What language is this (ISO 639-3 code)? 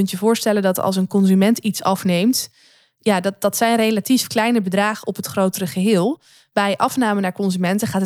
nld